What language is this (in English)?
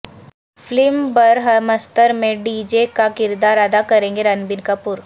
Urdu